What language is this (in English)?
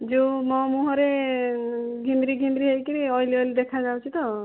Odia